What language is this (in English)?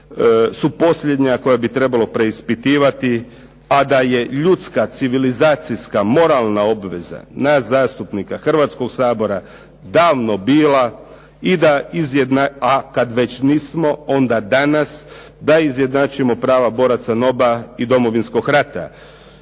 Croatian